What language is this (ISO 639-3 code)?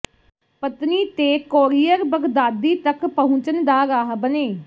pan